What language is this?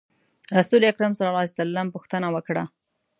Pashto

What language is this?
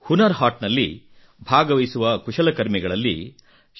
Kannada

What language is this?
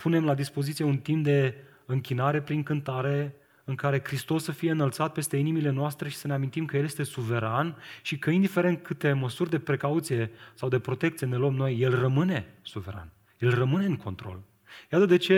Romanian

